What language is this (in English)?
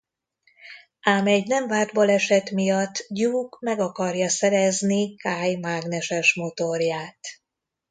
Hungarian